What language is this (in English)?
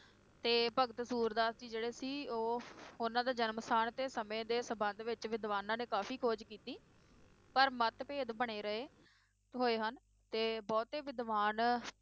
Punjabi